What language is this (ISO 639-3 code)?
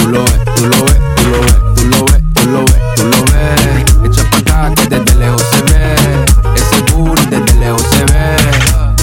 spa